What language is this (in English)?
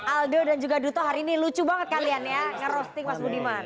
Indonesian